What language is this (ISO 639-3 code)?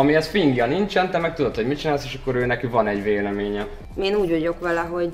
hun